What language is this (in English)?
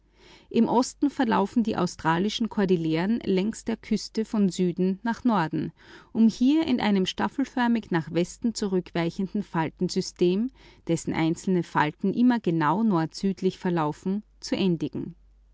German